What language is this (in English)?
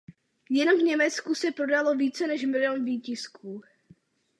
Czech